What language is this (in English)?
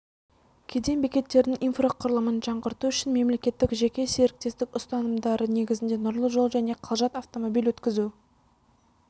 Kazakh